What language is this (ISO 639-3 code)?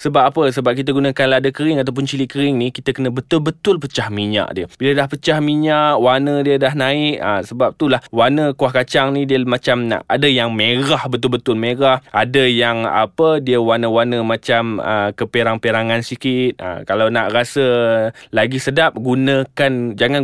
msa